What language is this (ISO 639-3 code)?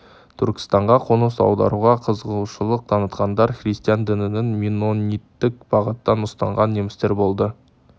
kaz